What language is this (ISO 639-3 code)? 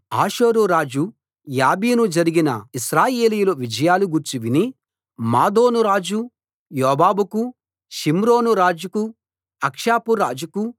tel